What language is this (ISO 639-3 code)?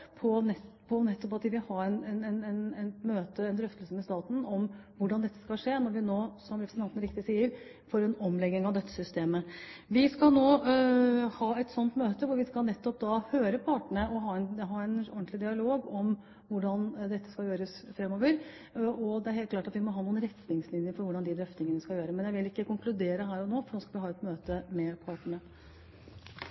nob